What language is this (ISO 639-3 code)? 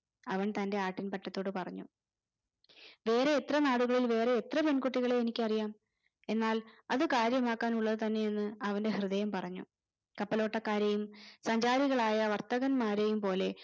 mal